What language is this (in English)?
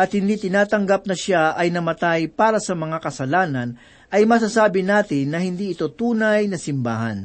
Filipino